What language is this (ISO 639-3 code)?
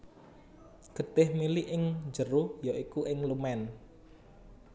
jav